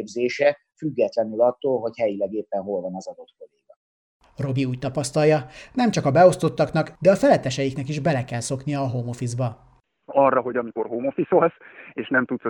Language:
Hungarian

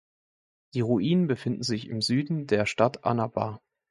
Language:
German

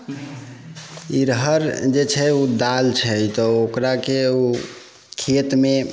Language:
Maithili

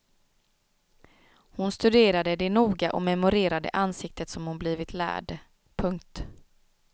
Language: Swedish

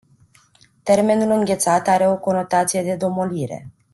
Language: Romanian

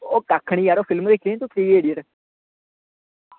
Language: Dogri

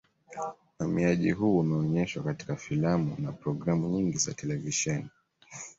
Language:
Swahili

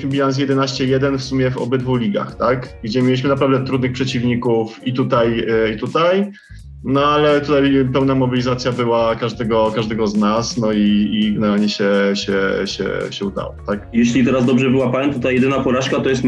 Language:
Polish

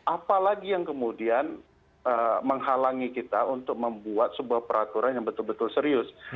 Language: Indonesian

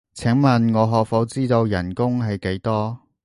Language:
Cantonese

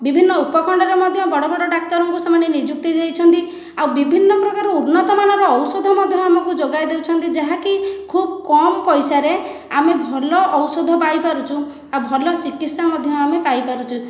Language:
Odia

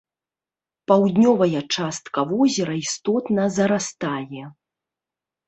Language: Belarusian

